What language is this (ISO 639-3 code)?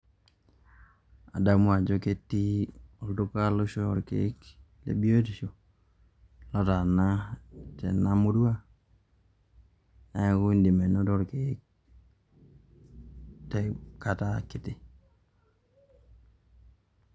mas